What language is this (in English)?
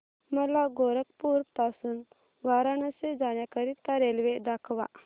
Marathi